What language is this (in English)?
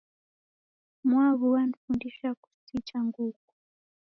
Taita